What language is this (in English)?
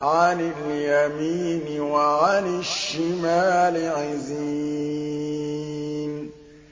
Arabic